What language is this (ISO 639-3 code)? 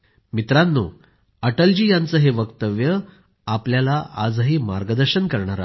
mar